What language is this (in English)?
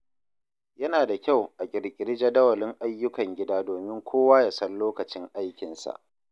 Hausa